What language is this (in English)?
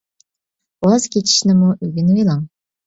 Uyghur